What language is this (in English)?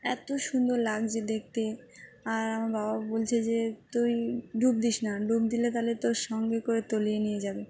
Bangla